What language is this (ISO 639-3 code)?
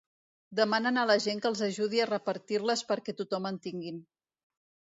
cat